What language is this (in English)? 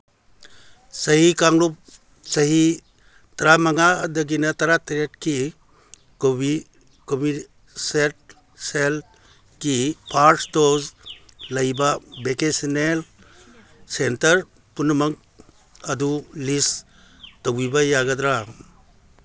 Manipuri